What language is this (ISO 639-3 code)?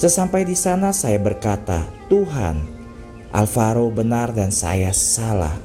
ind